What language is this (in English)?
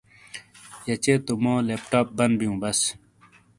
Shina